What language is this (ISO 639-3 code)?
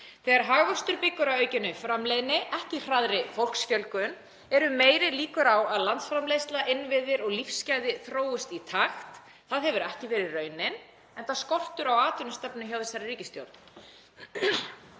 isl